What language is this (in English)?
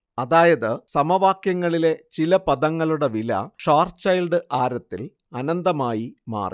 Malayalam